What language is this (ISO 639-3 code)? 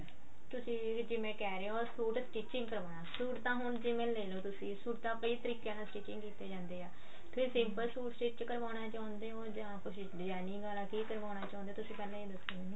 pan